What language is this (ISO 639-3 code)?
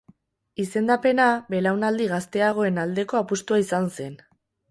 eus